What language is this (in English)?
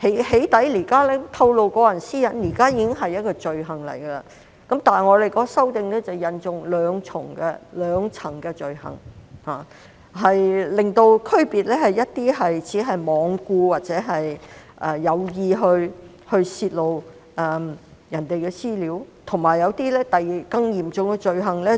Cantonese